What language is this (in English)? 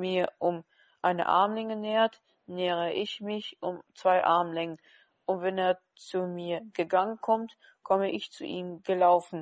German